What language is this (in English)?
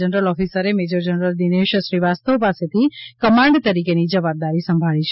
Gujarati